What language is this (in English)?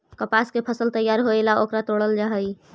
Magahi